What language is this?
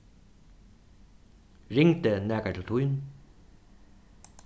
Faroese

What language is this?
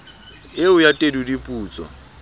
Southern Sotho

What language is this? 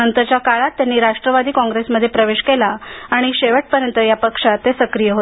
Marathi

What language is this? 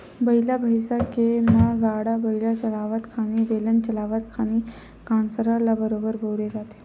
Chhattisgarhi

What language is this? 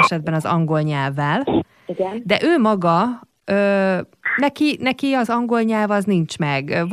Hungarian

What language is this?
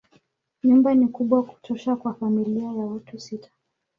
Swahili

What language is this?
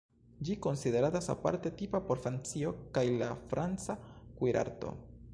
Esperanto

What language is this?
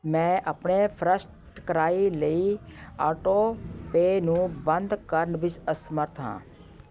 Punjabi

